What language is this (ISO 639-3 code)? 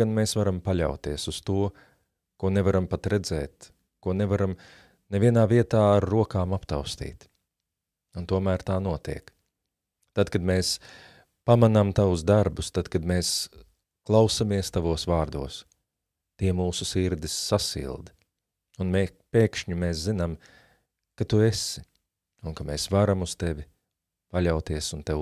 lav